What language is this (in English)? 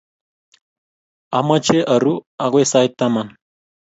Kalenjin